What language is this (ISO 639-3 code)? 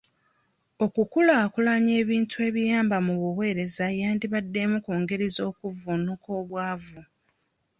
lug